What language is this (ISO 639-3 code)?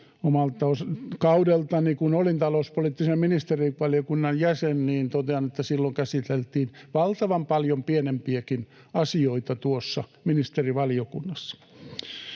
fin